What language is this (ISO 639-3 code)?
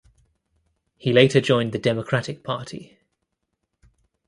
eng